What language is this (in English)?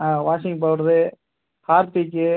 Tamil